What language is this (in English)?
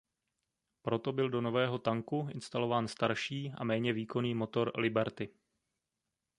Czech